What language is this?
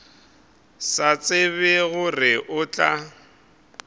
Northern Sotho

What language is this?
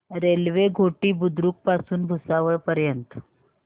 Marathi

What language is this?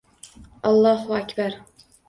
Uzbek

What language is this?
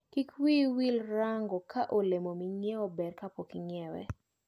Luo (Kenya and Tanzania)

